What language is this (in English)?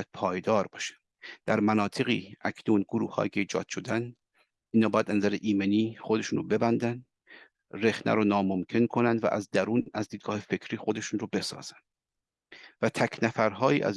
Persian